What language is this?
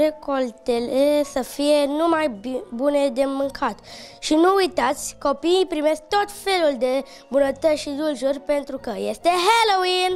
Romanian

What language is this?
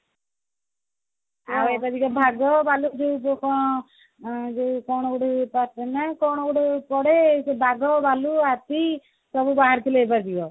Odia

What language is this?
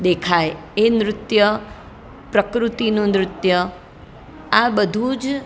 Gujarati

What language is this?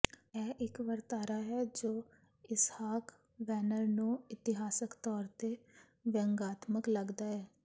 Punjabi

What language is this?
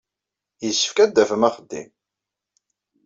Kabyle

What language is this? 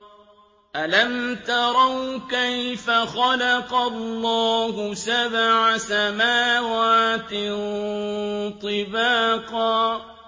Arabic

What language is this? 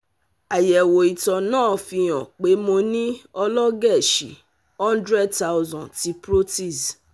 Yoruba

